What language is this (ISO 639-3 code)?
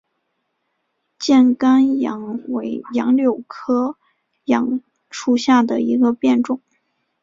zho